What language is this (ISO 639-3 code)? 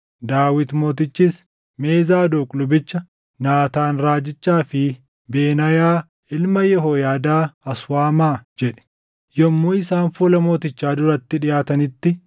orm